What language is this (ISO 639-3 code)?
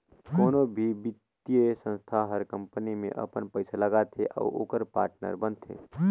hne